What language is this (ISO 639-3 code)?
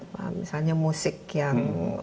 ind